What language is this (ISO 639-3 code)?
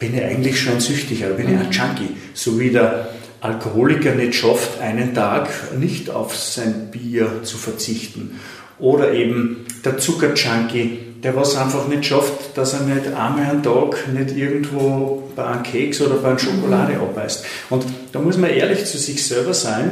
deu